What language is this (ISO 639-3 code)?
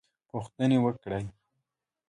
pus